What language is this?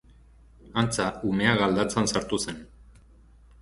Basque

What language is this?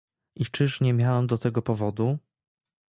Polish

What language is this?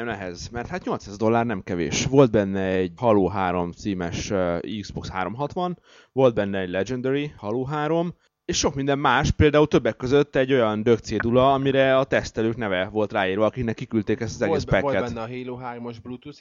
Hungarian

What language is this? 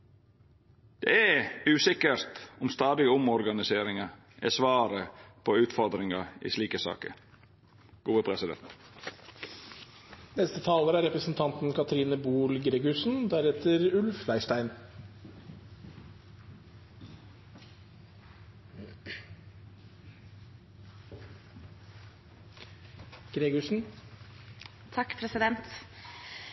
Norwegian Nynorsk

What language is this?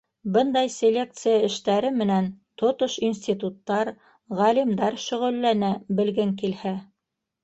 Bashkir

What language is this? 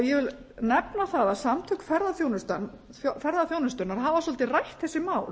Icelandic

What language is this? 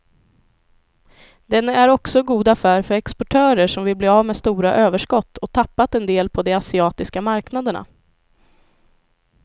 Swedish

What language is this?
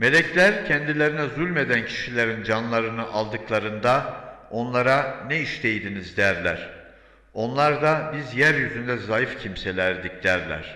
Turkish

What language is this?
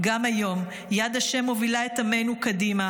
Hebrew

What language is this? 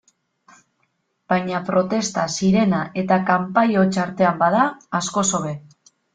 Basque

